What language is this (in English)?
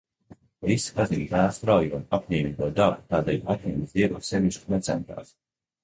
Latvian